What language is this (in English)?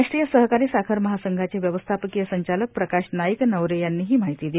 Marathi